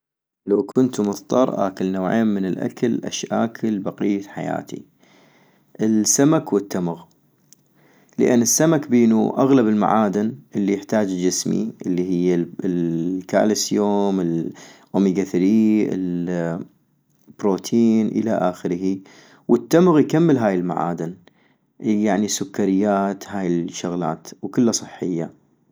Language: North Mesopotamian Arabic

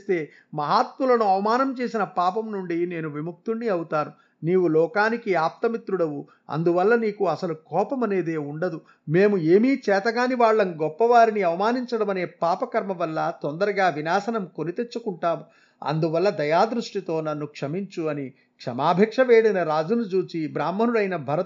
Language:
Telugu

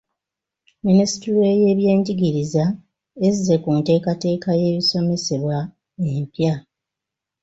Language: Ganda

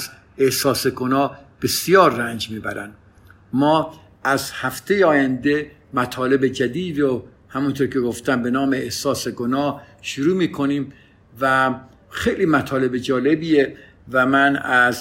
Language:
Persian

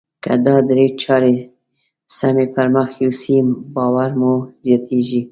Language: Pashto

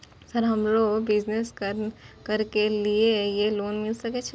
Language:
Maithili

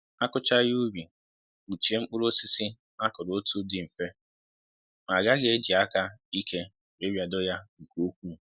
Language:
Igbo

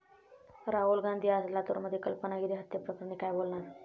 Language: Marathi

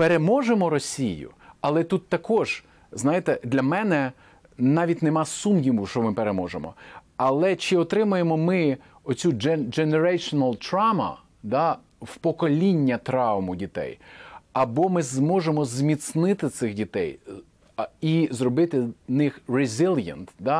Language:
Ukrainian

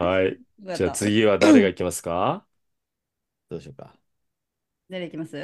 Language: Japanese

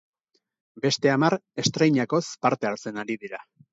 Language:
Basque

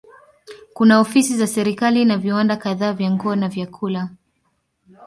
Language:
Swahili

